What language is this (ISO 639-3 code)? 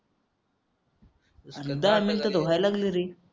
mar